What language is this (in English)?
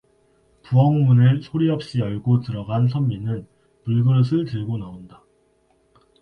Korean